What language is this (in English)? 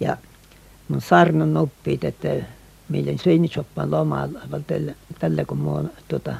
Finnish